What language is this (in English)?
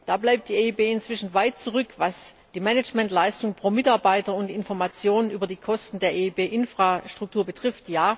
German